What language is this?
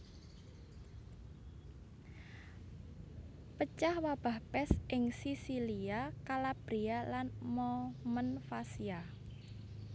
Javanese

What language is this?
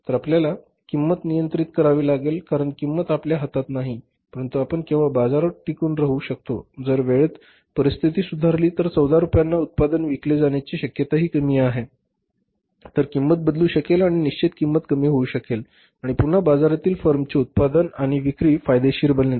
Marathi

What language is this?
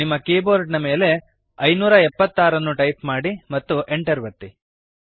Kannada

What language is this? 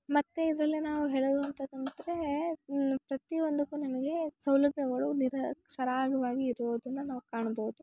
Kannada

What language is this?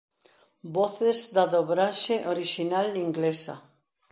Galician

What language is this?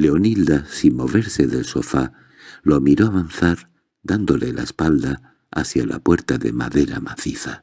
Spanish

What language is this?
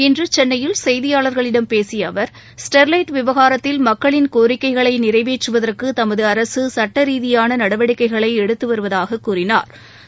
Tamil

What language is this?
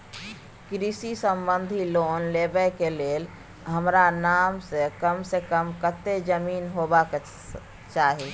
Maithili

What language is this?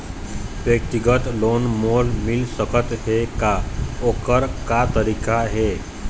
Chhattisgarhi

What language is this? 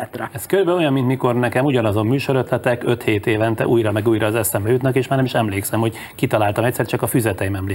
Hungarian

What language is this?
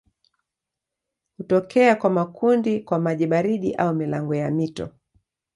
Swahili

